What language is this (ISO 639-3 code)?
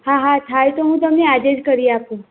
guj